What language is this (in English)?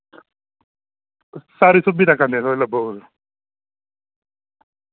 Dogri